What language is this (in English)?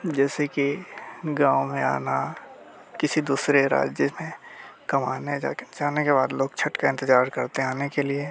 Hindi